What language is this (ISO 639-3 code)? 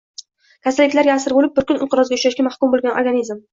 uzb